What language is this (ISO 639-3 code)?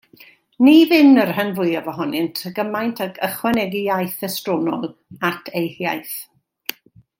cym